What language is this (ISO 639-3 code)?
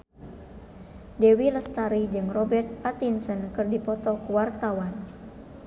sun